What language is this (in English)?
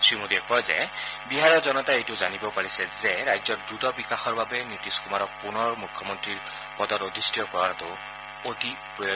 Assamese